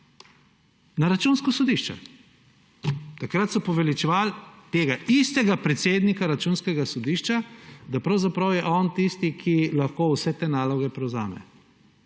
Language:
Slovenian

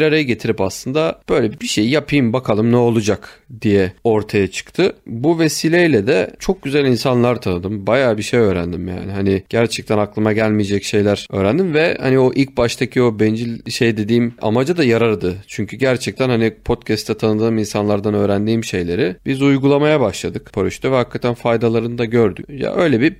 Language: Turkish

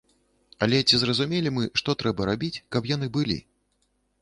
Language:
Belarusian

